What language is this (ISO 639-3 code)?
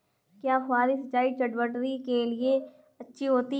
hin